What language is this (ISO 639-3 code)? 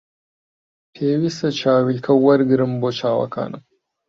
ckb